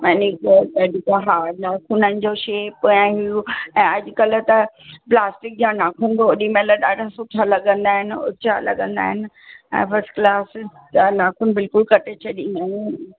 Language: Sindhi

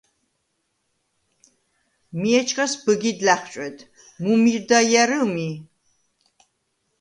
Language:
Svan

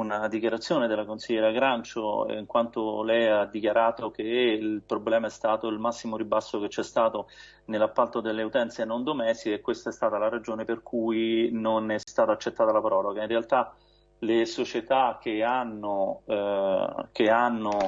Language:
Italian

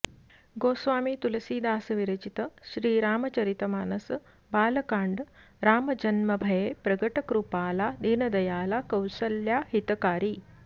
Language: Sanskrit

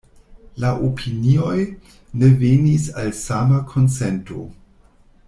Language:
Esperanto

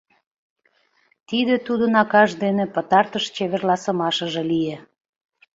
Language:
Mari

